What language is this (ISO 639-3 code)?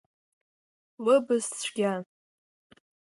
abk